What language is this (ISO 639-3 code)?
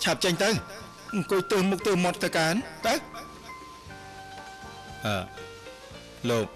tha